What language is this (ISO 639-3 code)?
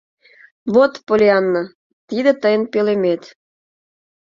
chm